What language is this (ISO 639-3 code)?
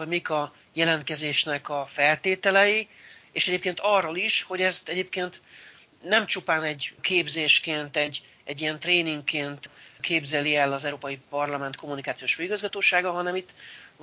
hun